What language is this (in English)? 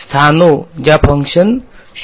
Gujarati